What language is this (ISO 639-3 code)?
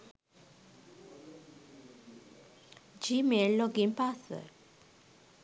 sin